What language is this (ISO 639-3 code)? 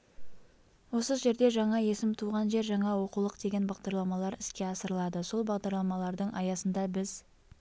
kaz